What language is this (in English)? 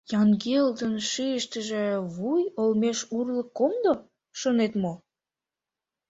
Mari